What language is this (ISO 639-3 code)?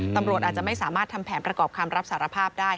tha